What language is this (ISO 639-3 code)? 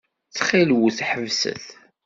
kab